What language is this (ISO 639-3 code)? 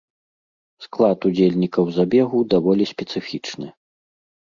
bel